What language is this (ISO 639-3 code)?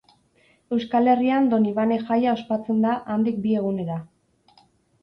eus